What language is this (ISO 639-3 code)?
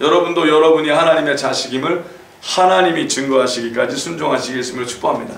kor